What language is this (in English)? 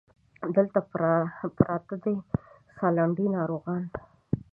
Pashto